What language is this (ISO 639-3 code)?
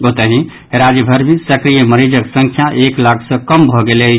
mai